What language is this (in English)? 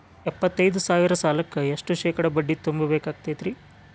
Kannada